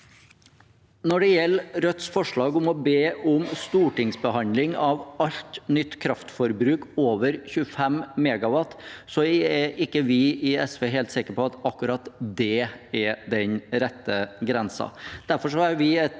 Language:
Norwegian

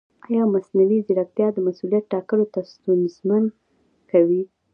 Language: Pashto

